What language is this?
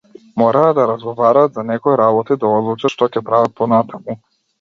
Macedonian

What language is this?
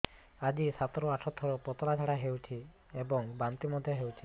Odia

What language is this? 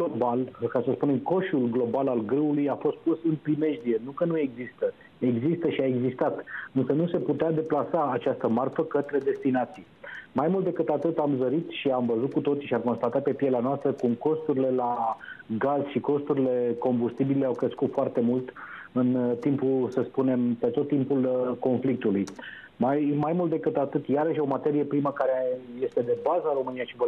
Romanian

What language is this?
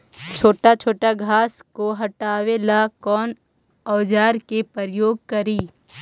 Magahi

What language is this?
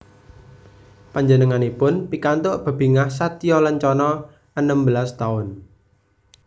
Javanese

